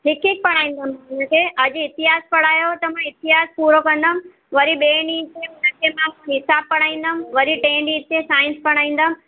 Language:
Sindhi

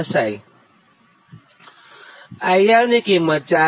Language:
Gujarati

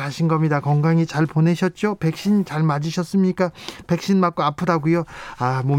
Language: Korean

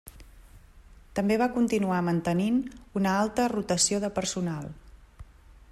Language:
Catalan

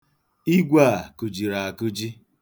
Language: Igbo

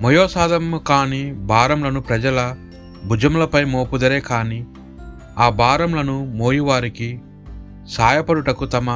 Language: Telugu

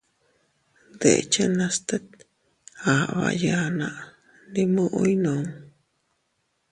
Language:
Teutila Cuicatec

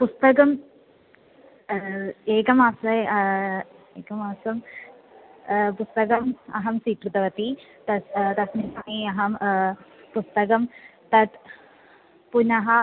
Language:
Sanskrit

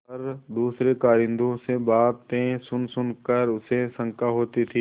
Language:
Hindi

